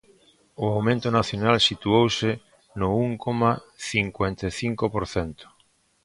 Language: Galician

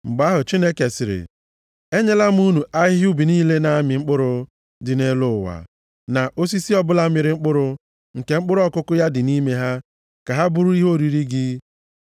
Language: Igbo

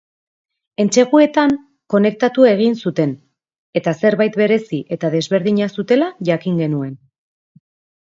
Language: Basque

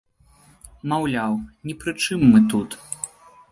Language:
Belarusian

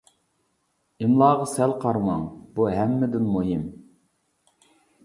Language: Uyghur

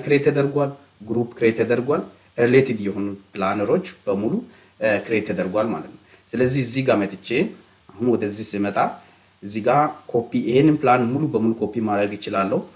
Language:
Romanian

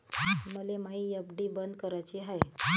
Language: Marathi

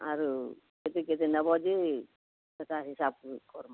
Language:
Odia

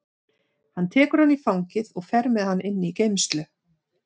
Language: Icelandic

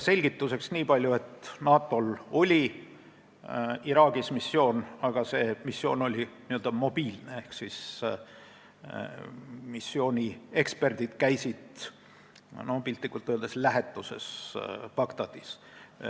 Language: Estonian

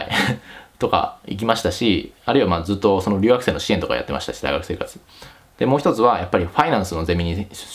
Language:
Japanese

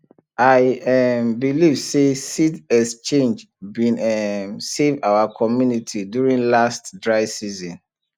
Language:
Nigerian Pidgin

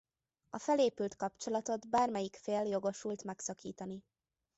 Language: Hungarian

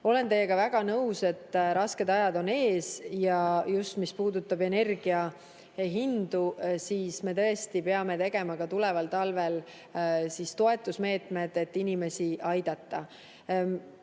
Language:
Estonian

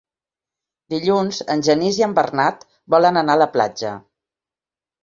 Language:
Catalan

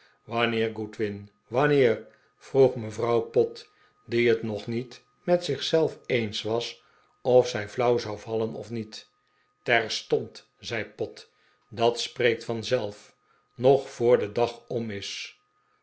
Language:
Dutch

